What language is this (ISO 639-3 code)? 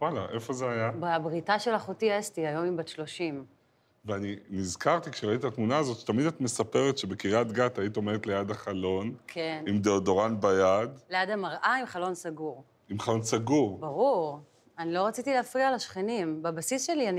heb